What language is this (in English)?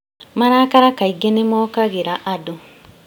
Kikuyu